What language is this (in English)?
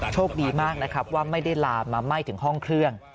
Thai